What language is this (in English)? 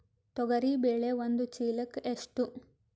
Kannada